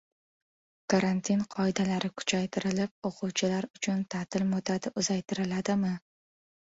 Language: Uzbek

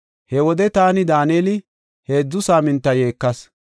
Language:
Gofa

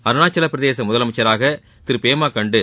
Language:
Tamil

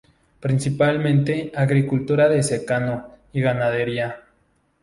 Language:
Spanish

